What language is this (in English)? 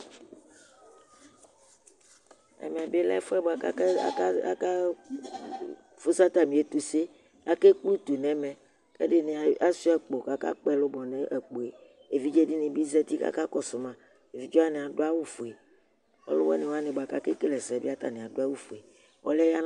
Ikposo